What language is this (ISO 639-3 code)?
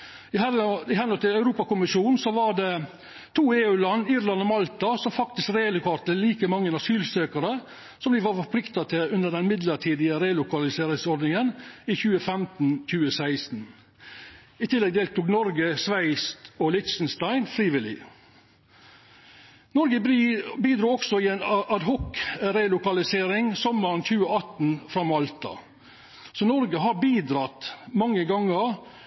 nno